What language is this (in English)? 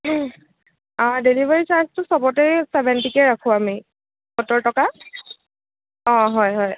Assamese